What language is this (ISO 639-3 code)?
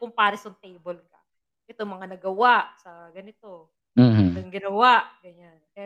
fil